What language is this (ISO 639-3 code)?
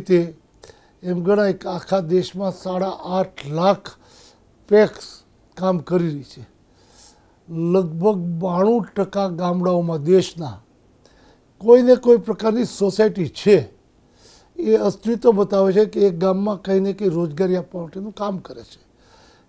ron